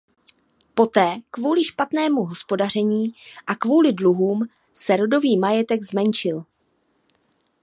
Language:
Czech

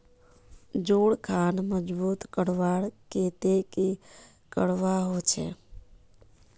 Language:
Magahi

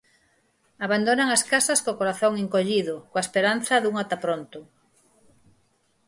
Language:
Galician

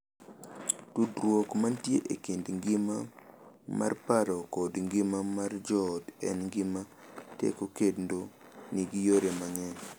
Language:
Luo (Kenya and Tanzania)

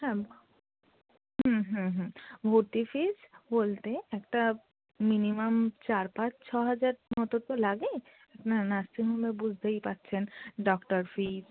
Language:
Bangla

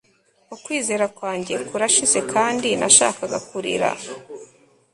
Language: Kinyarwanda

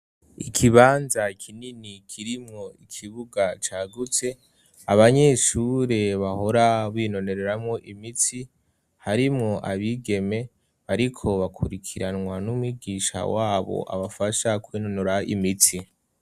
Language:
Rundi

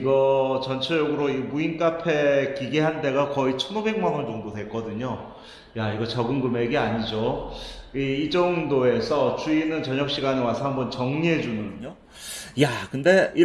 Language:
Korean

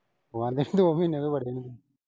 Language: Punjabi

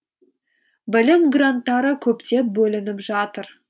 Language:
Kazakh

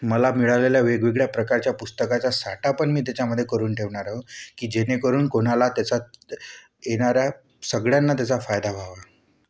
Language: Marathi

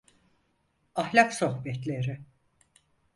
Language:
Turkish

